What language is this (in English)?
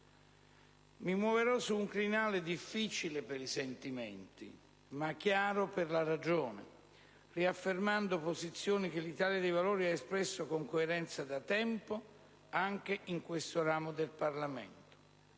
Italian